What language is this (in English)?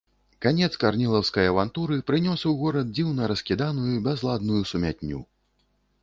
Belarusian